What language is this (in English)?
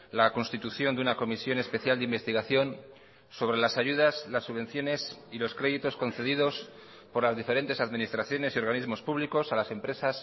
Spanish